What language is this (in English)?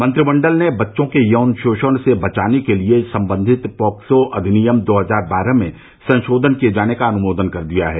Hindi